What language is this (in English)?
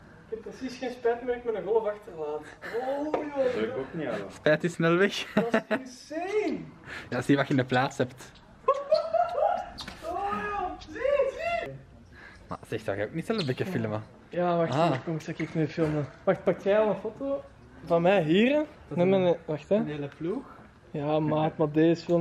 Dutch